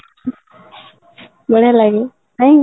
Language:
Odia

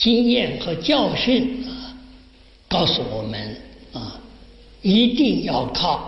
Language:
Chinese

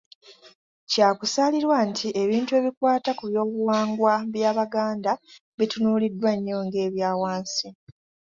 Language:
Ganda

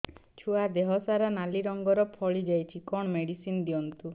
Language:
Odia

